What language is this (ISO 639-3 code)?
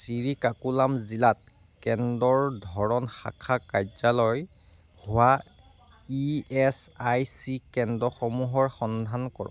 asm